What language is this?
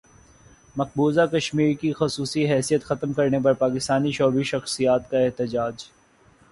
Urdu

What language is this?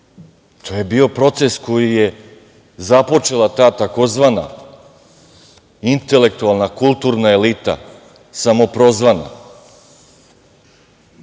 Serbian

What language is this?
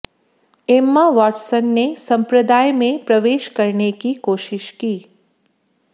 Hindi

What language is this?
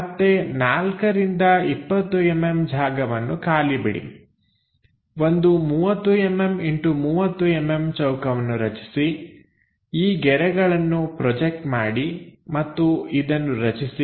Kannada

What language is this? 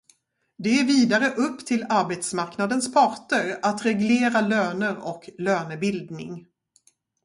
Swedish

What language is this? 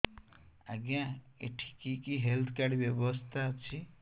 Odia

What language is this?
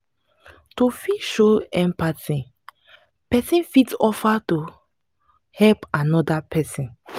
Nigerian Pidgin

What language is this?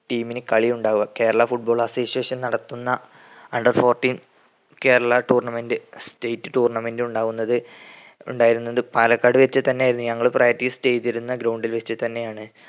Malayalam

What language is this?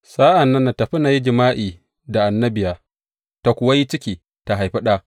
Hausa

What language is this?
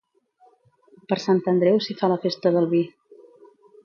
Catalan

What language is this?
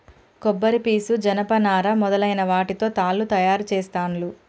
Telugu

